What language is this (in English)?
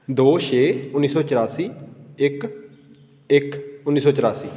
Punjabi